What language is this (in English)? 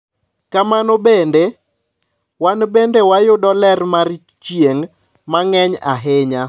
Luo (Kenya and Tanzania)